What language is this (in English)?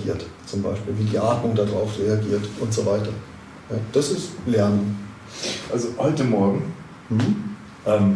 German